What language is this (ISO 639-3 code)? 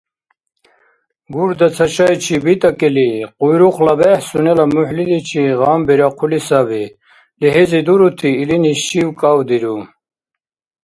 dar